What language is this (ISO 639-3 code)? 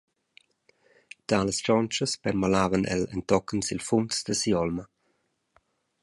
roh